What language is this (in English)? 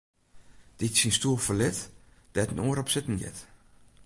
Western Frisian